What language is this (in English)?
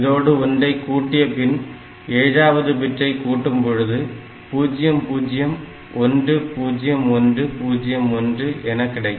Tamil